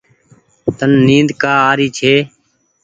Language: Goaria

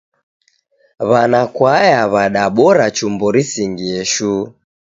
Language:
Taita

